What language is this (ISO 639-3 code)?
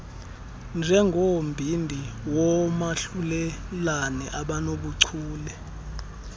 xho